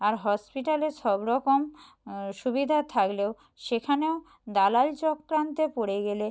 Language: Bangla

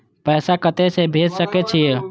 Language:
Maithili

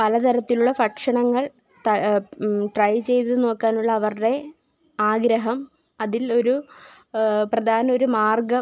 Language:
Malayalam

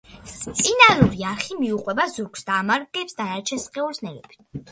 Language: Georgian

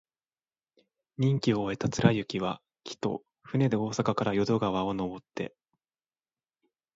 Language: Japanese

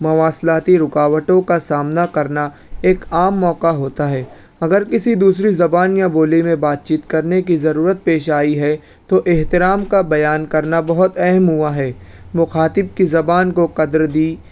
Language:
Urdu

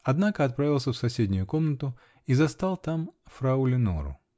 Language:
Russian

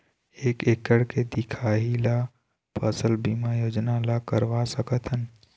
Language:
Chhattisgarhi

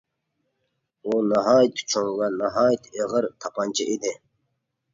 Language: Uyghur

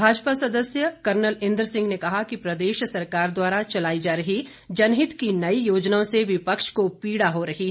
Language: Hindi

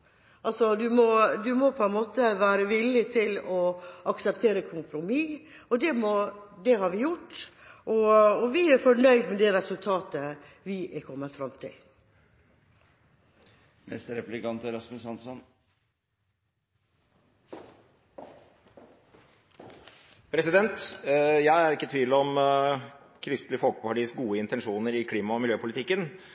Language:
Norwegian Bokmål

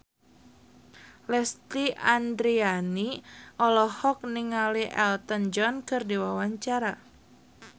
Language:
Sundanese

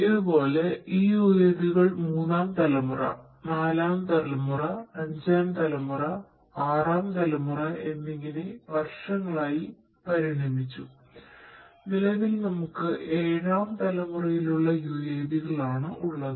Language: Malayalam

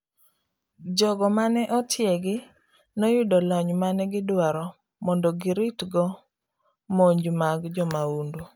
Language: Luo (Kenya and Tanzania)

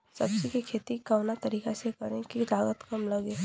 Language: Bhojpuri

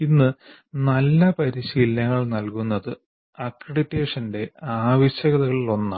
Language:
Malayalam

